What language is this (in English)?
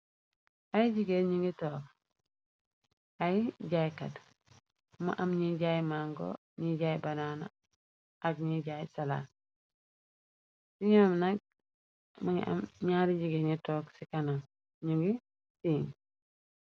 Wolof